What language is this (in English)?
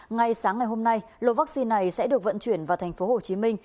Vietnamese